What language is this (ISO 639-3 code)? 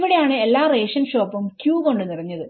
mal